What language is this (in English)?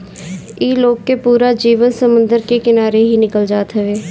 Bhojpuri